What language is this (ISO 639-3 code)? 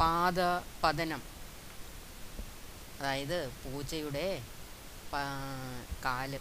mal